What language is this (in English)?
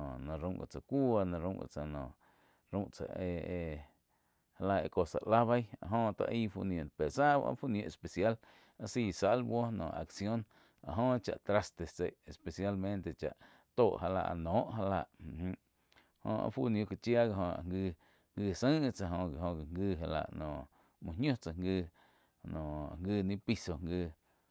Quiotepec Chinantec